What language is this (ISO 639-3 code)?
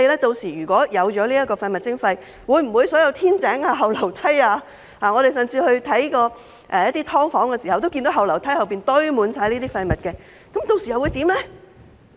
yue